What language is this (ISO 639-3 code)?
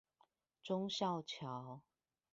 zho